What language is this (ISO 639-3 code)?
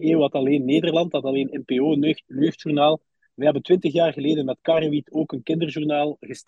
nld